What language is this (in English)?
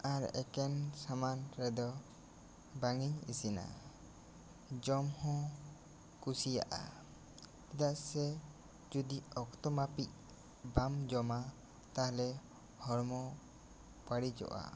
Santali